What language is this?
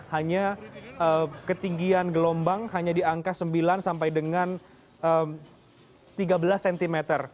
Indonesian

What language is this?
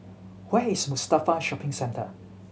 English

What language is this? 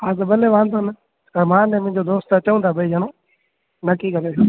Sindhi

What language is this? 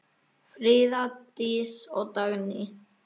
Icelandic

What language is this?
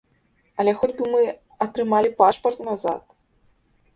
Belarusian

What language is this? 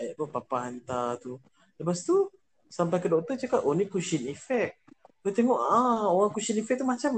Malay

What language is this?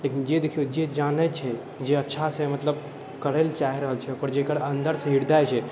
Maithili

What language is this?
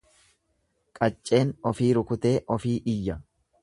Oromo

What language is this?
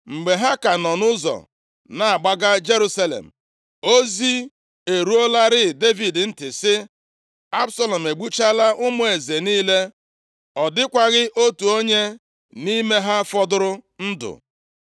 Igbo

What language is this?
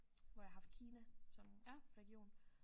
Danish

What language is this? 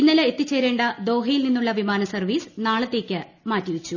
Malayalam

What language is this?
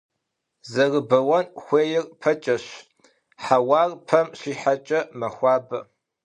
Kabardian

